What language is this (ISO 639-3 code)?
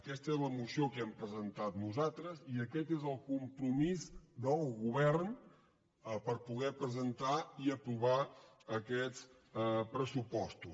cat